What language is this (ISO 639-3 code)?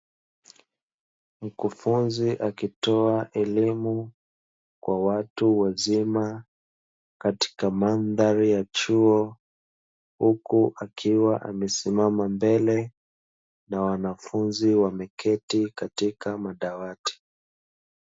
swa